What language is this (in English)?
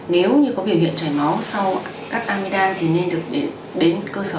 Vietnamese